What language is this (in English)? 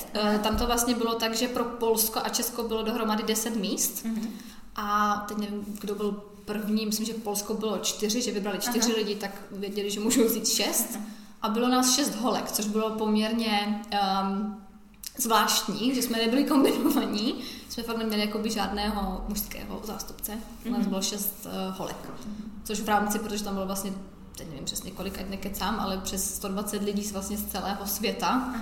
Czech